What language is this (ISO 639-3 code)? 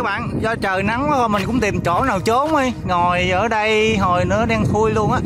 vie